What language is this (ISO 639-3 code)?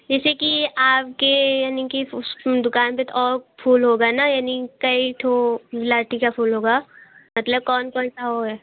hin